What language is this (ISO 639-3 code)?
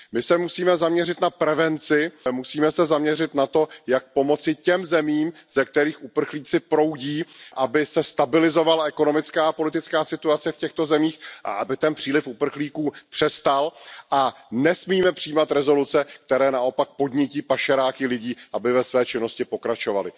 ces